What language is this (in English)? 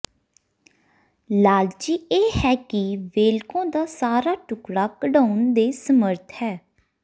Punjabi